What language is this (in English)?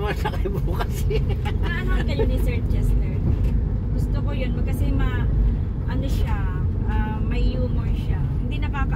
Filipino